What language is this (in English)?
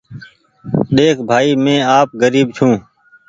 Goaria